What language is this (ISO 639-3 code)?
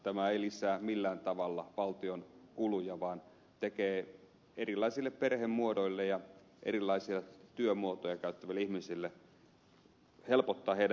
fin